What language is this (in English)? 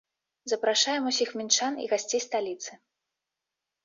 Belarusian